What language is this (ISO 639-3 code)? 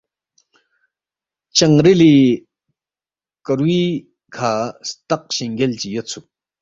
bft